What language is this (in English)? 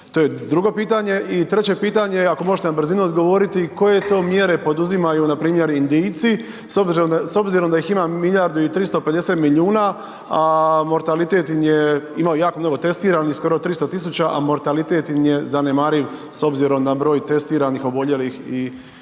Croatian